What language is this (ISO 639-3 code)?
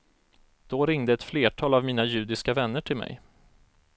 swe